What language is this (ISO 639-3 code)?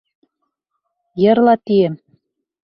bak